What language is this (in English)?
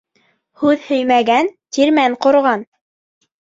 Bashkir